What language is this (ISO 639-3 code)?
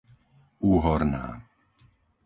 slk